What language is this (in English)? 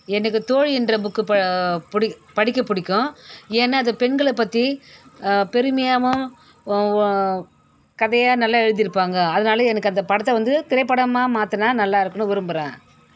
Tamil